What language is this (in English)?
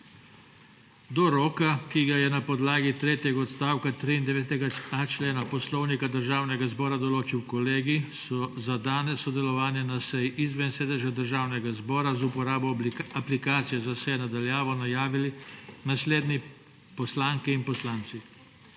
Slovenian